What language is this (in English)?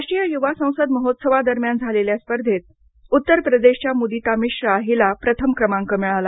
Marathi